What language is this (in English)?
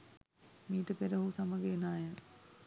Sinhala